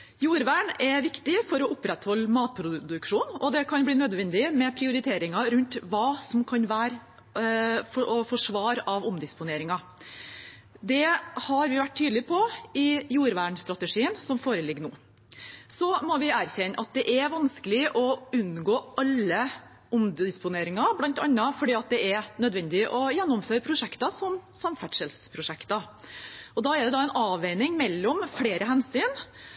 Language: Norwegian Bokmål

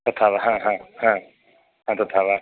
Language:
Sanskrit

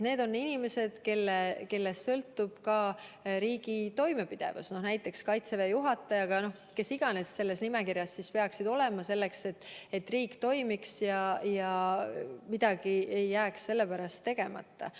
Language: Estonian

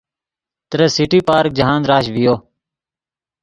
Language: Yidgha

